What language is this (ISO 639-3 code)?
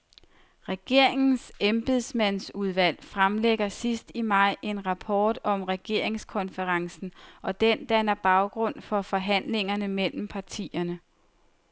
dan